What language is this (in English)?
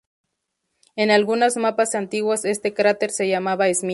Spanish